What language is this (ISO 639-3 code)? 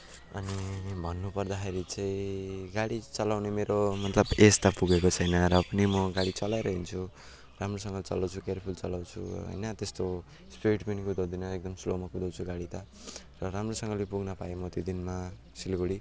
nep